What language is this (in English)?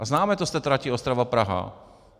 Czech